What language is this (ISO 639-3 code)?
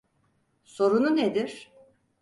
tur